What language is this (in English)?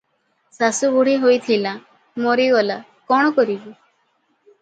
Odia